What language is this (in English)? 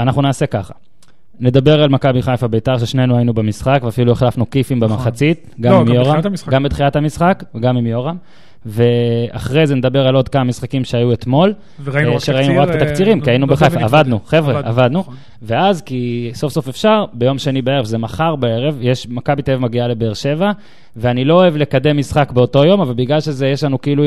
Hebrew